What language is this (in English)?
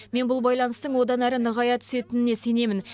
Kazakh